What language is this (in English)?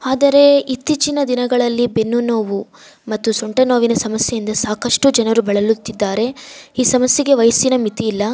Kannada